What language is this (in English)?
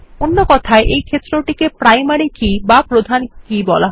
Bangla